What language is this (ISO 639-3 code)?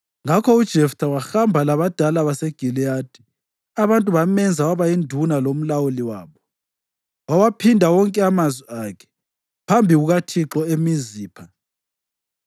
nde